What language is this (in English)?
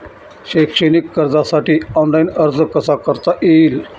Marathi